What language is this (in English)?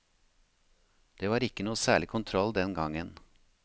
Norwegian